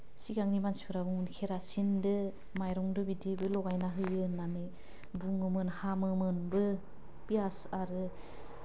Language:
Bodo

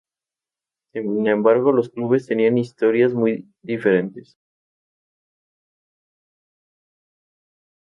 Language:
Spanish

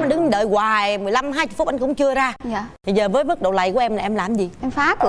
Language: Vietnamese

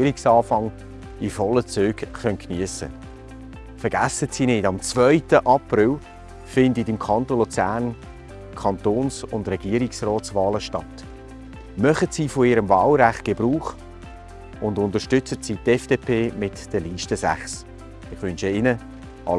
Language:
German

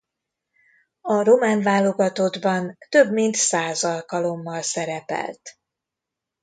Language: Hungarian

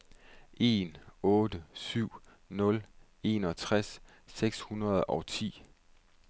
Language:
Danish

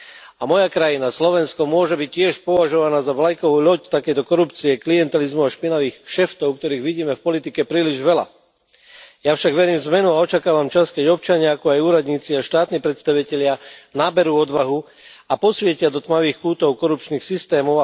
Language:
Slovak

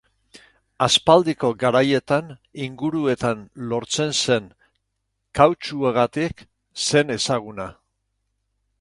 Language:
Basque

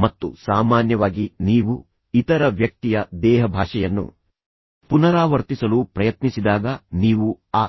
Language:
Kannada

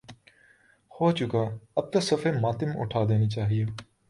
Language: Urdu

